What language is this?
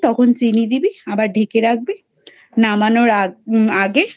Bangla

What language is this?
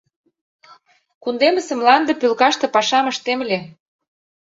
Mari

